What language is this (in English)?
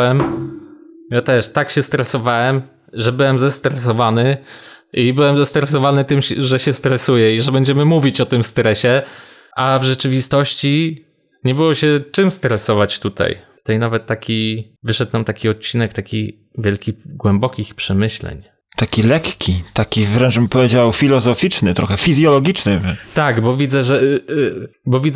Polish